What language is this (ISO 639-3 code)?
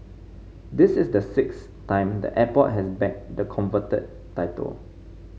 eng